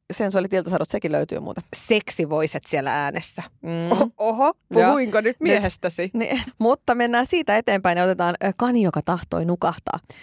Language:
Finnish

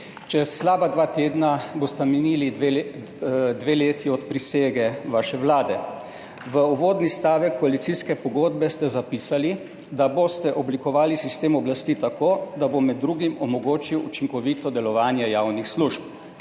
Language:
Slovenian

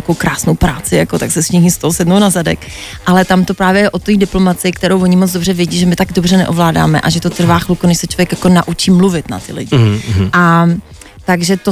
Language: Czech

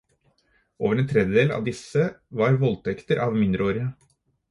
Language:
Norwegian Bokmål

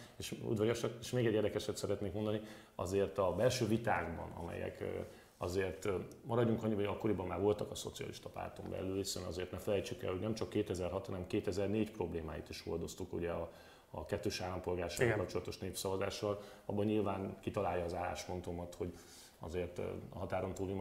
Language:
Hungarian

